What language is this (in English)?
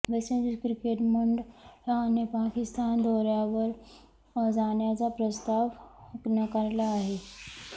Marathi